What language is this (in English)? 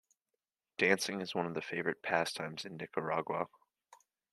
English